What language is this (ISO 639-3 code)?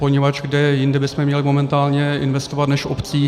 ces